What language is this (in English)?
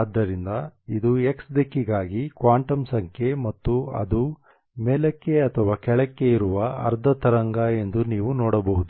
Kannada